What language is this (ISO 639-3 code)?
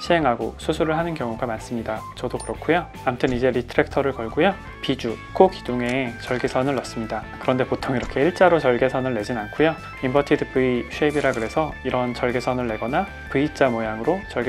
kor